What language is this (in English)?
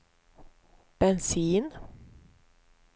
Swedish